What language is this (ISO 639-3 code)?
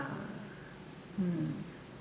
eng